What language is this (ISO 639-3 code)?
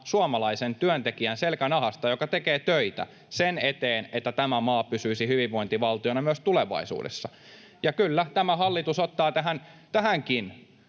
fin